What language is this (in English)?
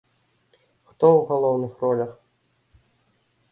Belarusian